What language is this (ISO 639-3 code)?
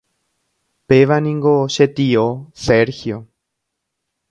grn